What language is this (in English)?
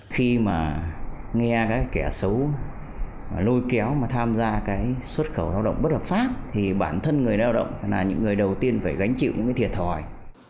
Vietnamese